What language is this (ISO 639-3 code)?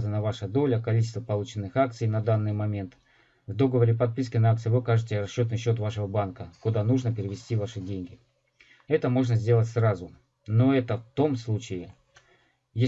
rus